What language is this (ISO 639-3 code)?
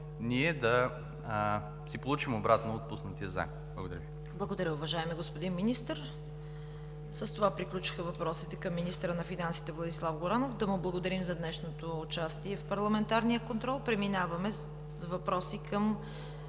bul